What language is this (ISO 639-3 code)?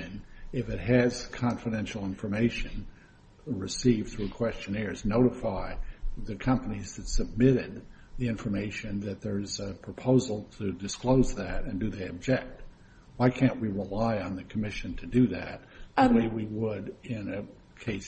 eng